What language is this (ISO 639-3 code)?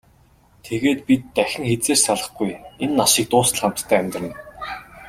mon